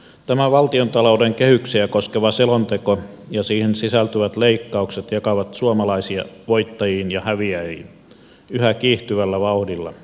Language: Finnish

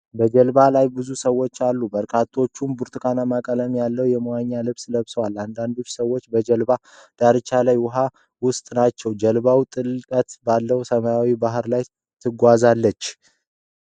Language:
Amharic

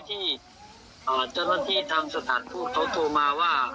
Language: Thai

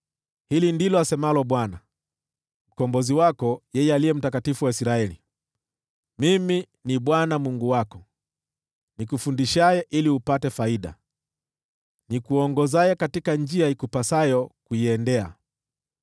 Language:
Swahili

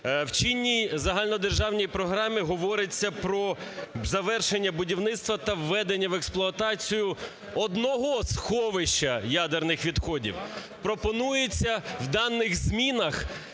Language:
Ukrainian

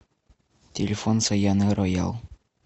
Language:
Russian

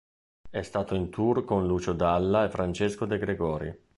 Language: Italian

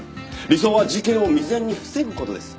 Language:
Japanese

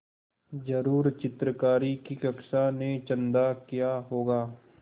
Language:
Hindi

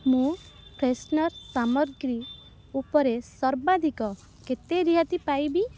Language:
Odia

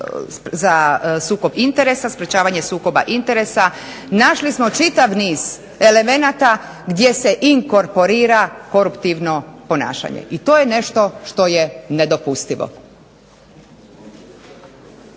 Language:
Croatian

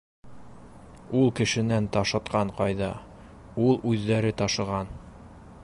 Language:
Bashkir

